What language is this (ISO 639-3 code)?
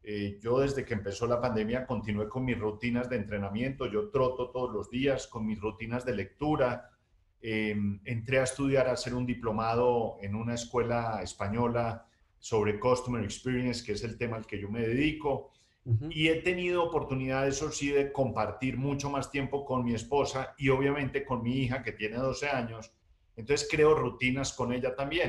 spa